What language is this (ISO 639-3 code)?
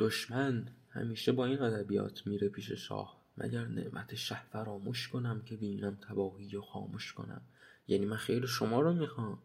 fas